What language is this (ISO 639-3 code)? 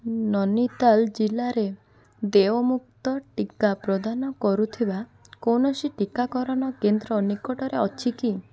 ori